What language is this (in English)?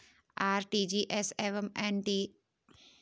Hindi